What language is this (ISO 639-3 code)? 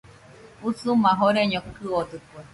hux